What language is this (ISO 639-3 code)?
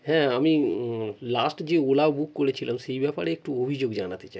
ben